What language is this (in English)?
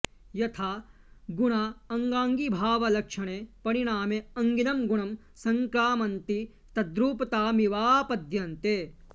Sanskrit